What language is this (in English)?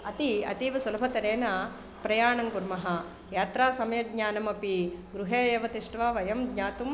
Sanskrit